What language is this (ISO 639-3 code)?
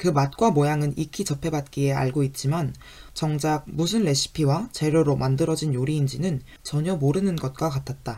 kor